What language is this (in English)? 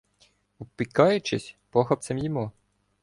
Ukrainian